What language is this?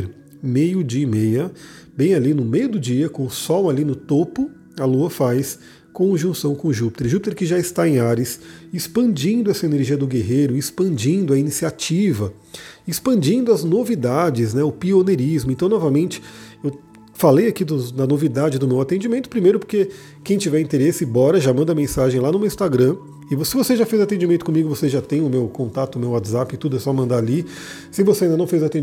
Portuguese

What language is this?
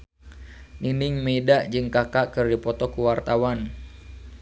Sundanese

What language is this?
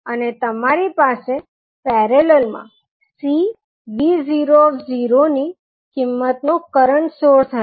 Gujarati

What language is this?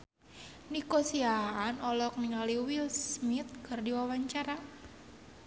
Sundanese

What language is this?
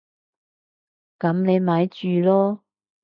Cantonese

